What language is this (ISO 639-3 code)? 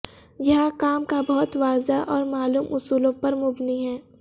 urd